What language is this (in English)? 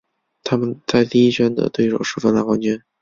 Chinese